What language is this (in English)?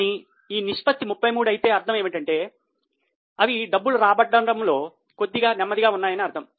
Telugu